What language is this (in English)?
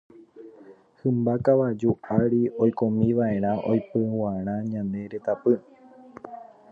Guarani